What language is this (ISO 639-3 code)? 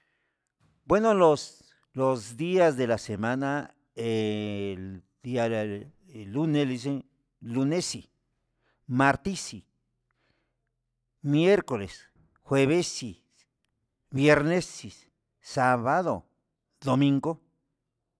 mxs